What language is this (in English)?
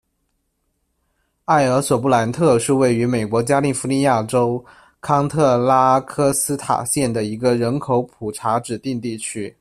Chinese